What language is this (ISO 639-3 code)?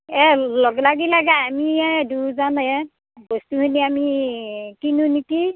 asm